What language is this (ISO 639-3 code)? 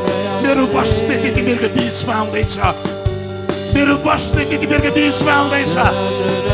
ind